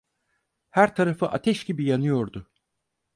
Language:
Turkish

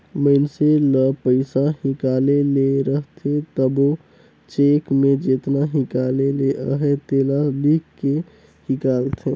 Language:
Chhattisgarhi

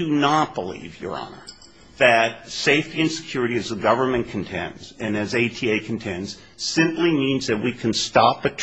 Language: English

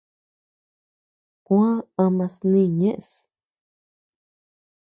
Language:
Tepeuxila Cuicatec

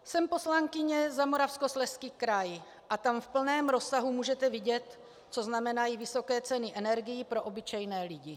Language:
Czech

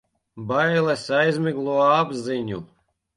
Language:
Latvian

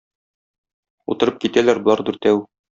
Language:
Tatar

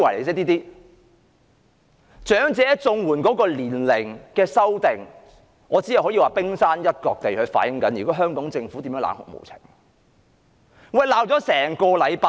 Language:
Cantonese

